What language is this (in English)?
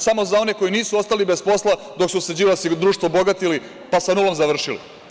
Serbian